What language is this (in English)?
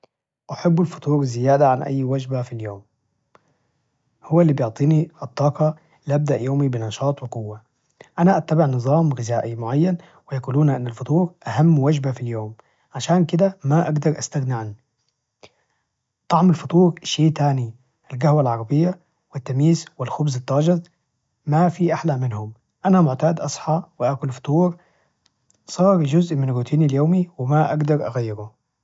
Najdi Arabic